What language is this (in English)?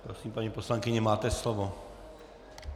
Czech